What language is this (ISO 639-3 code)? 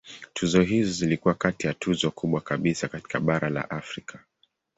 swa